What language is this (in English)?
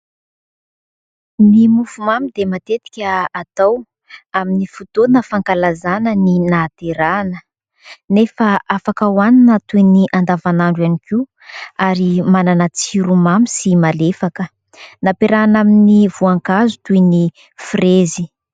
Malagasy